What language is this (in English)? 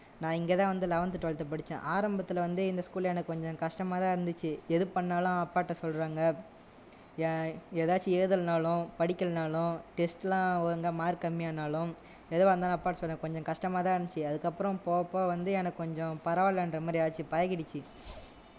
Tamil